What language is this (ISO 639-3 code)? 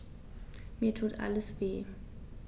deu